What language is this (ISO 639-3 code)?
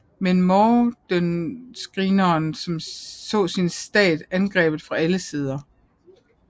dan